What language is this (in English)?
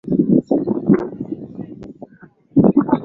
Swahili